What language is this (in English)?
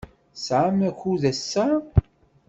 Kabyle